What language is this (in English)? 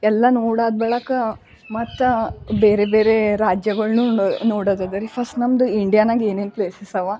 Kannada